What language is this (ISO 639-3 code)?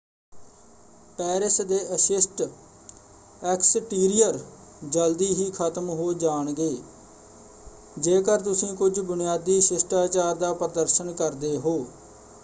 pan